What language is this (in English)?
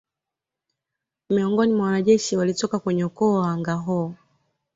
Swahili